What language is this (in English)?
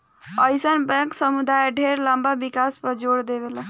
Bhojpuri